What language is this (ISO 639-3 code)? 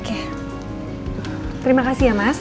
ind